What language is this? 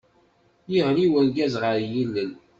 Kabyle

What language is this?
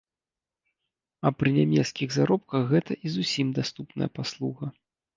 Belarusian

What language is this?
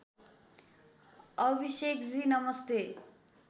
Nepali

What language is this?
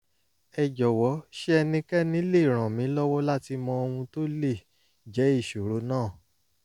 Yoruba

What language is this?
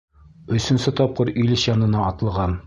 Bashkir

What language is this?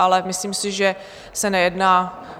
Czech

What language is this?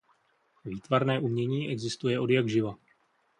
Czech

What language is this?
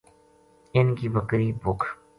Gujari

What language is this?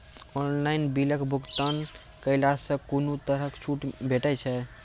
Maithili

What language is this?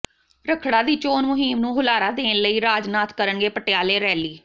Punjabi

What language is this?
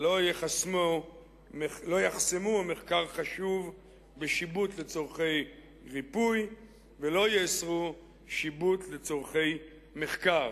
Hebrew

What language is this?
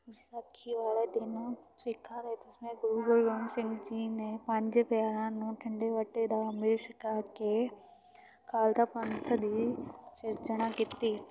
Punjabi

